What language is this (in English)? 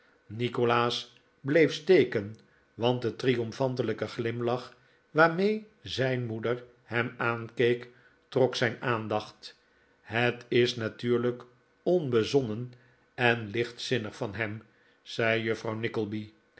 Dutch